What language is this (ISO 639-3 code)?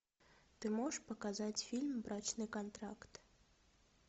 rus